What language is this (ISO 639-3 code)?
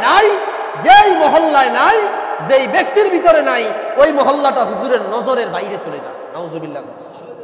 ben